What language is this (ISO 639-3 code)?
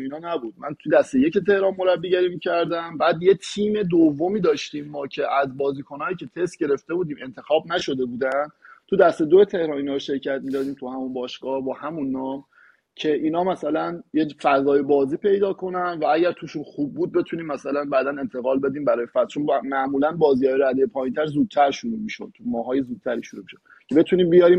fas